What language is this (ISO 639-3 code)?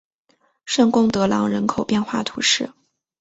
zho